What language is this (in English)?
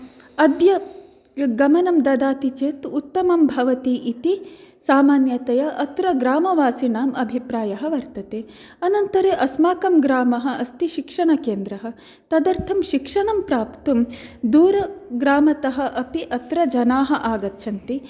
Sanskrit